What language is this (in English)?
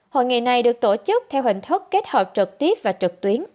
Vietnamese